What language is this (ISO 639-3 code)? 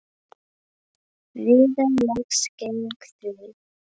isl